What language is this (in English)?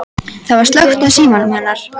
Icelandic